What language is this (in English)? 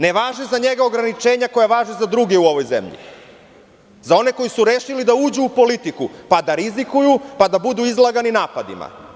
Serbian